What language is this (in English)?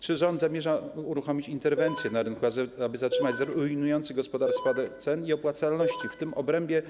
Polish